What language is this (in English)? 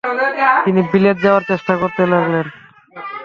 Bangla